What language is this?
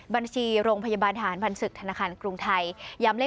Thai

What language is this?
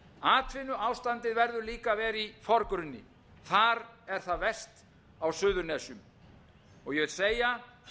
Icelandic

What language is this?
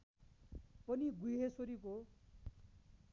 Nepali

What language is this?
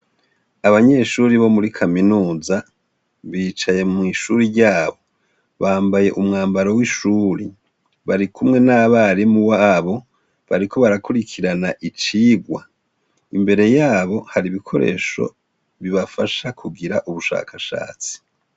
Rundi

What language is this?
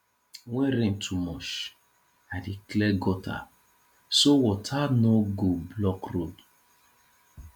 Nigerian Pidgin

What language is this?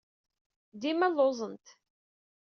Kabyle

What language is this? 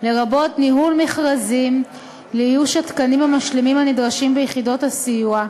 Hebrew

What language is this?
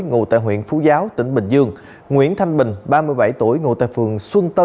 Vietnamese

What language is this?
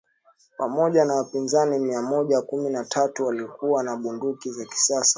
Swahili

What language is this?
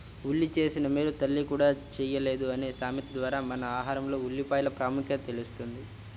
Telugu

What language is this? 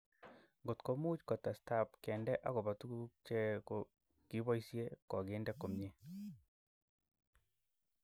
Kalenjin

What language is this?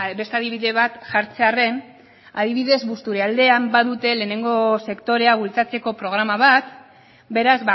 Basque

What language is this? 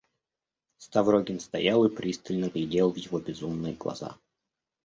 Russian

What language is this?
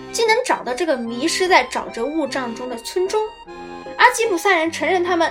Chinese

